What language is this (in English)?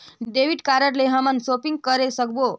Chhattisgarhi